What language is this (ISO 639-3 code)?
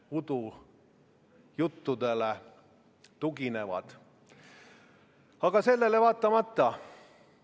est